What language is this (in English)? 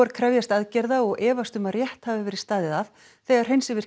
Icelandic